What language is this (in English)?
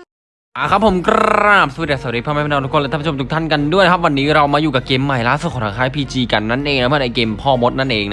Thai